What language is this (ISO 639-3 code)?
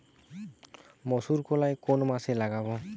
ben